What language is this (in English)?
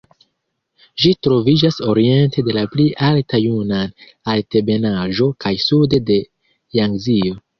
Esperanto